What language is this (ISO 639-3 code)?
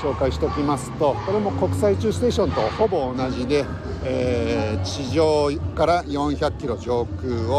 jpn